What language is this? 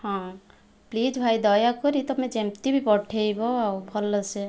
Odia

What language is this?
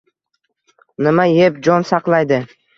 Uzbek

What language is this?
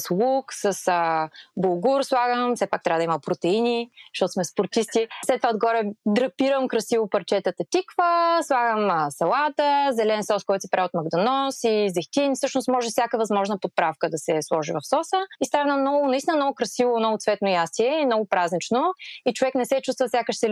Bulgarian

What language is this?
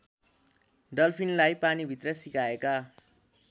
Nepali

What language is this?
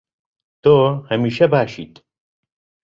Central Kurdish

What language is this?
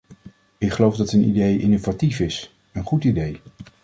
Dutch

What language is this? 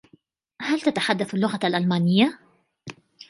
Arabic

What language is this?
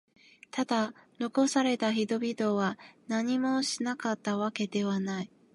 Japanese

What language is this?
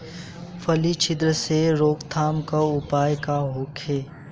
Bhojpuri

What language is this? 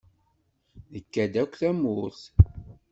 Kabyle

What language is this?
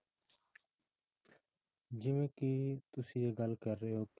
Punjabi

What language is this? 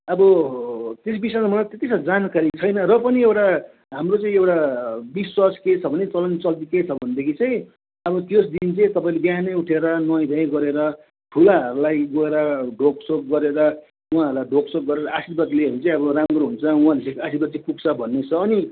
Nepali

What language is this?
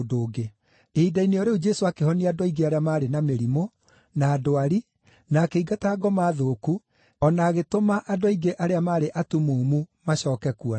Kikuyu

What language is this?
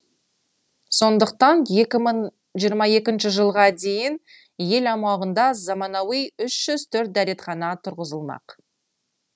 Kazakh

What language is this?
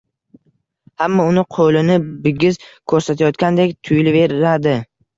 Uzbek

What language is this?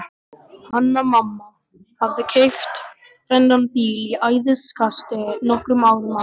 Icelandic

